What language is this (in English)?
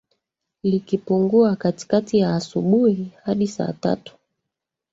Swahili